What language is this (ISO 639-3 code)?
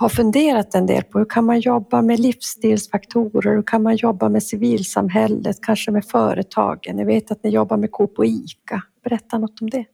swe